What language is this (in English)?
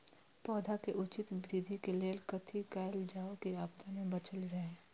Maithili